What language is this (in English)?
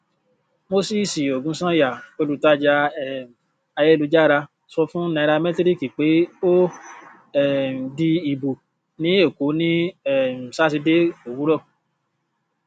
Yoruba